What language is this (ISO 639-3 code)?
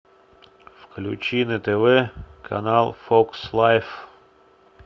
rus